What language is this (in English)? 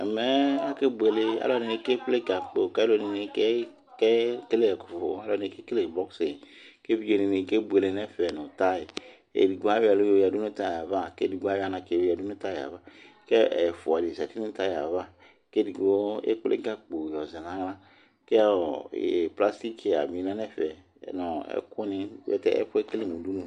Ikposo